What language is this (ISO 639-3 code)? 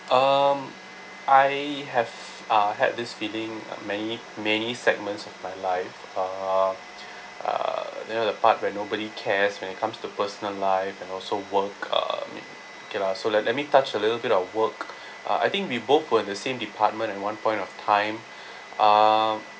eng